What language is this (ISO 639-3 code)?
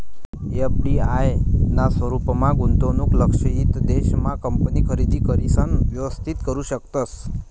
mar